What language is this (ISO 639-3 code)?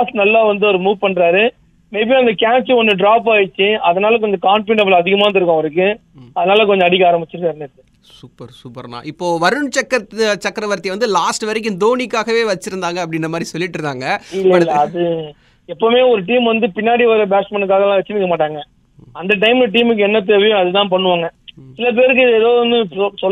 tam